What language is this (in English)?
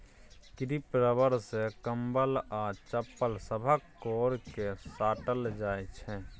Maithili